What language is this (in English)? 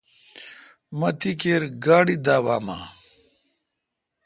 Kalkoti